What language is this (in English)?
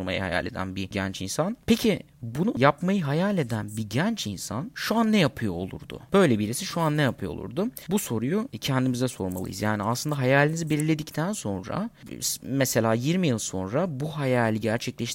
Turkish